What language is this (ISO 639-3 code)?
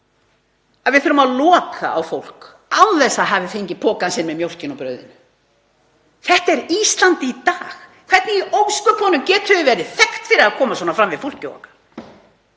isl